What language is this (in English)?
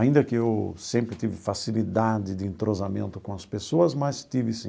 Portuguese